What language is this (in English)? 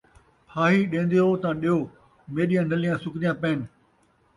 Saraiki